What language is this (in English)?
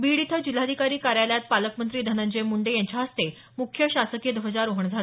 Marathi